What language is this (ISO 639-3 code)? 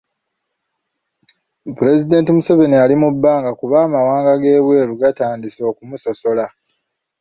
lug